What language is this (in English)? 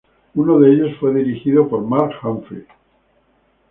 Spanish